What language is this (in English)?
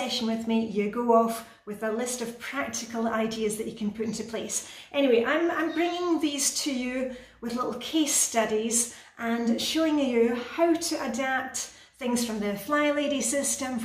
English